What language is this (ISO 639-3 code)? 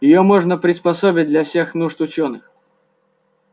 rus